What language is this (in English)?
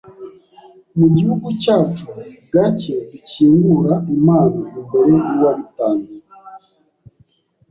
Kinyarwanda